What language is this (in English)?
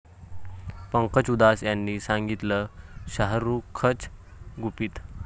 Marathi